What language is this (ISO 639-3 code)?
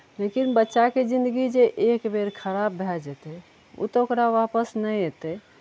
mai